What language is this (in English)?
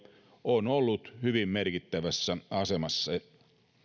Finnish